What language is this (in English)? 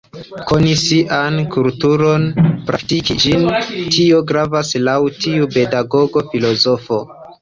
Esperanto